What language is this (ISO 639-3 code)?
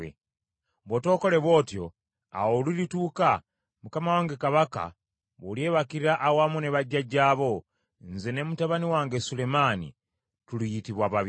lug